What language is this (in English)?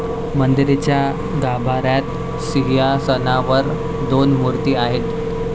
Marathi